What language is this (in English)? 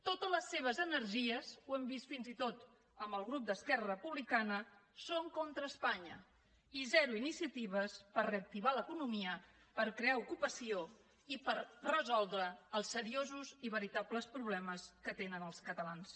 Catalan